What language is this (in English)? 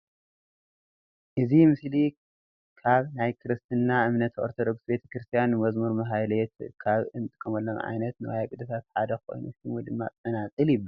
Tigrinya